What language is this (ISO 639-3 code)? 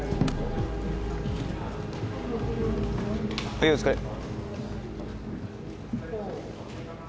jpn